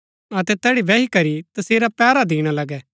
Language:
Gaddi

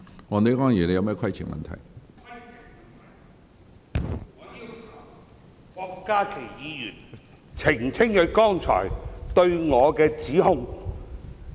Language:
Cantonese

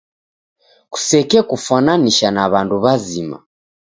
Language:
Taita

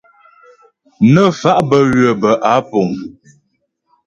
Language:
Ghomala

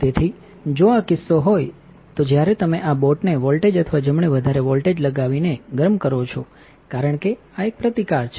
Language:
Gujarati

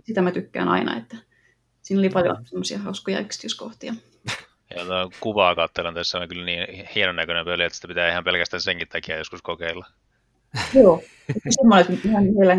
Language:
Finnish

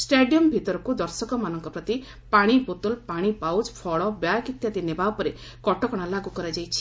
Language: Odia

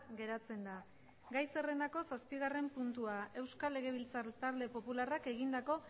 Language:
Basque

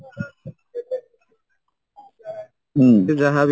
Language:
Odia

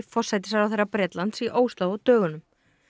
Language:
Icelandic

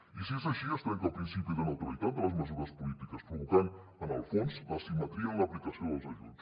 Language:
Catalan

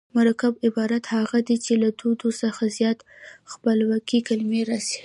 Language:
Pashto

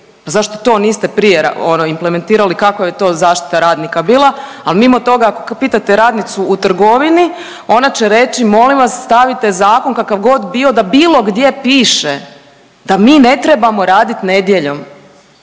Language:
Croatian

